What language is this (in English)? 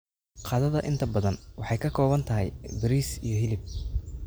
Somali